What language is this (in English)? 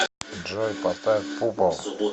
Russian